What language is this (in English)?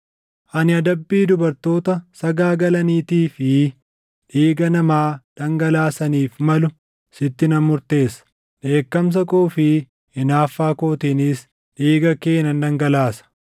Oromo